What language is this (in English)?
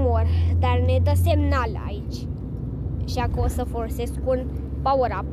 Romanian